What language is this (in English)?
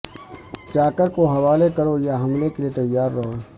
Urdu